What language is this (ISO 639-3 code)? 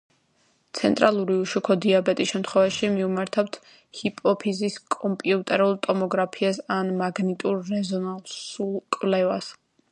kat